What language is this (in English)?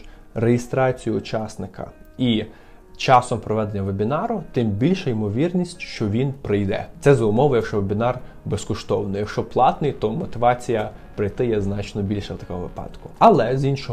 Ukrainian